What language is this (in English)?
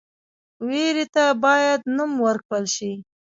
Pashto